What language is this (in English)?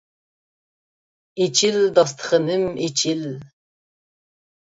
Uyghur